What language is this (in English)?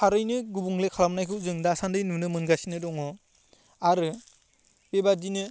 Bodo